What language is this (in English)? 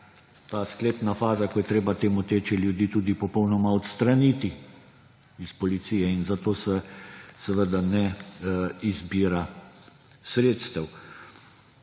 Slovenian